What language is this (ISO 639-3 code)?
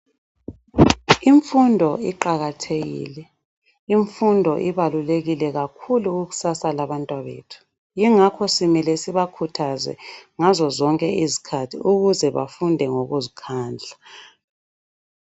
nde